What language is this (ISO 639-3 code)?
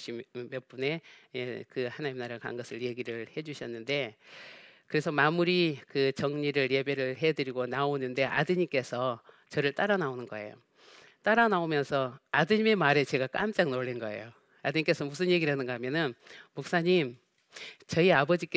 kor